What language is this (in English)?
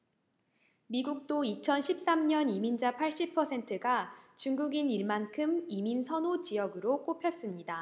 Korean